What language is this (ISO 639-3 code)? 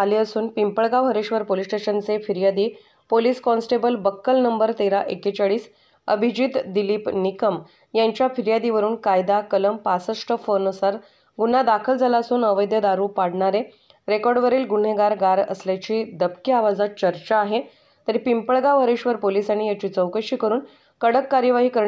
hin